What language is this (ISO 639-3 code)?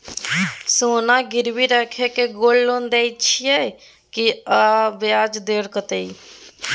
mai